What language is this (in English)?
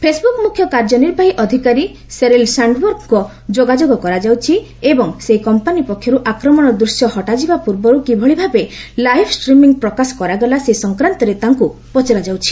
Odia